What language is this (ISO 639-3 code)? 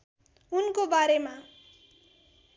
nep